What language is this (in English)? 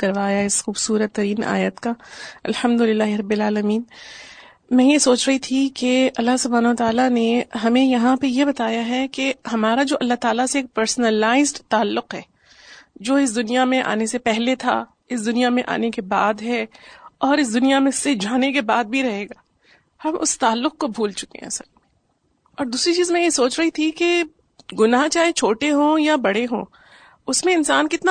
Urdu